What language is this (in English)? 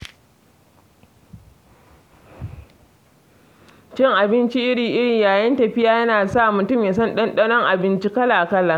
Hausa